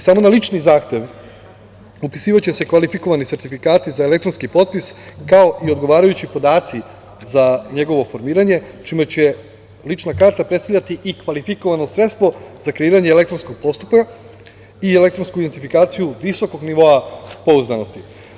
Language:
Serbian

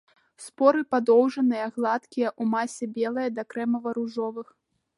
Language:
Belarusian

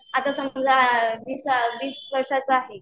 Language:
Marathi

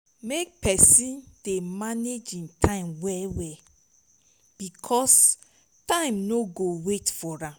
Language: Nigerian Pidgin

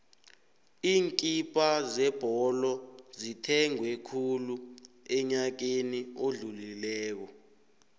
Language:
South Ndebele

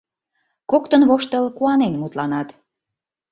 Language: Mari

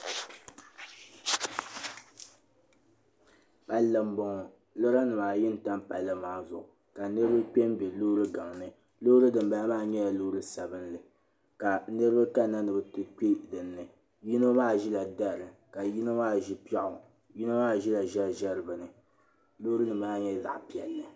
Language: Dagbani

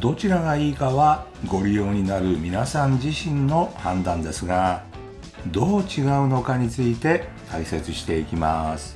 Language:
Japanese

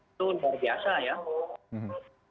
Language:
Indonesian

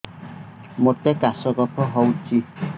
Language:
Odia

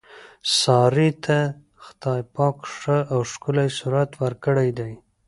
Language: Pashto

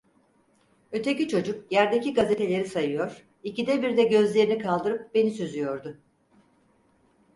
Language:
Turkish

